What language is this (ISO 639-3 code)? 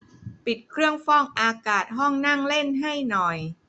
tha